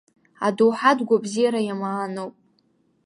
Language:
Abkhazian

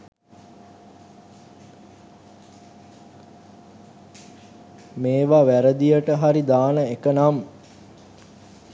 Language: Sinhala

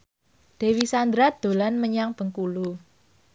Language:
Javanese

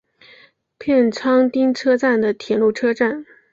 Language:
Chinese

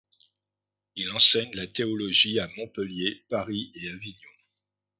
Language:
French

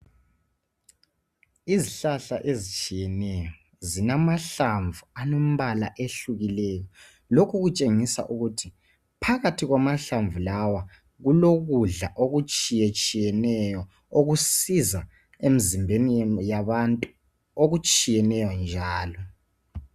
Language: North Ndebele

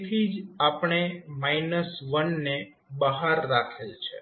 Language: Gujarati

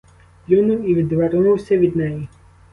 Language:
Ukrainian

